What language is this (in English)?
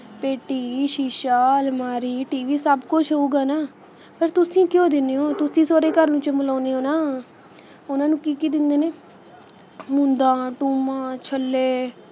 Punjabi